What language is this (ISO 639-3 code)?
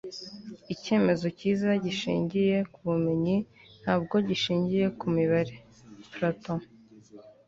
kin